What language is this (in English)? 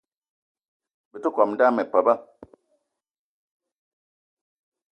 Eton (Cameroon)